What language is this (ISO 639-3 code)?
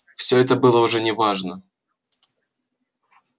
rus